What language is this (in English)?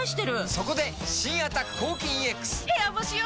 Japanese